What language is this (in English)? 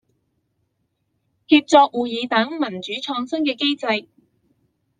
Chinese